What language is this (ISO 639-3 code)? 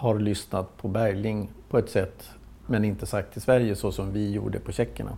swe